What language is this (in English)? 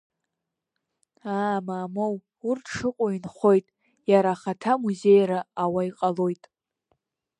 Abkhazian